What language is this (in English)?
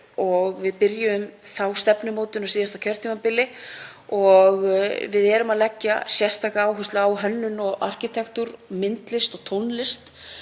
Icelandic